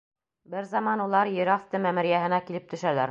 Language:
Bashkir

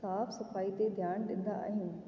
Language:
Sindhi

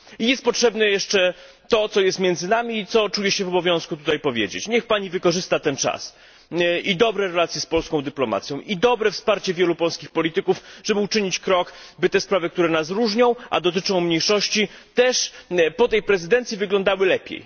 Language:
Polish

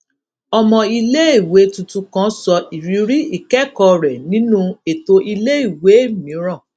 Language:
Yoruba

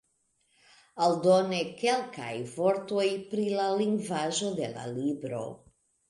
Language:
Esperanto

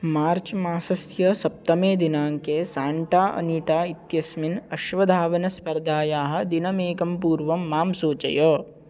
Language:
Sanskrit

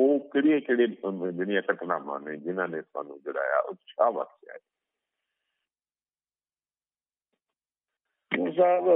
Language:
Punjabi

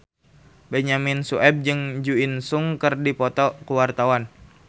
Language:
Sundanese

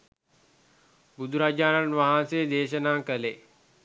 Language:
Sinhala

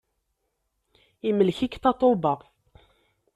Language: Kabyle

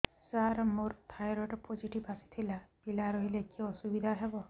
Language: Odia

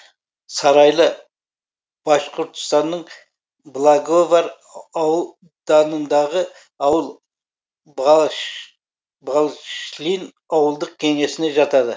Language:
Kazakh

